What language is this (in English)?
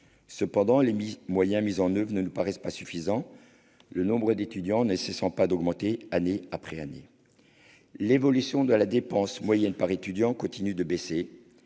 French